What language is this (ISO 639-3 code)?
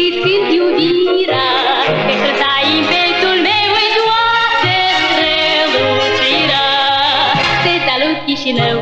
ron